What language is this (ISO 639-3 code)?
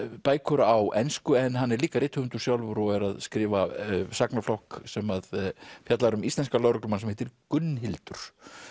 isl